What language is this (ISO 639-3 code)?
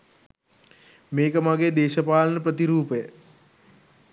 sin